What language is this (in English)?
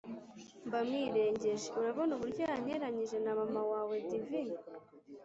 Kinyarwanda